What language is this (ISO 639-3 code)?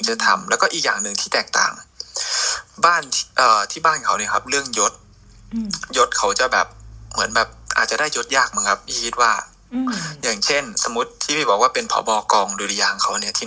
tha